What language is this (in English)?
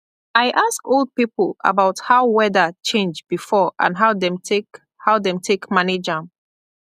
Nigerian Pidgin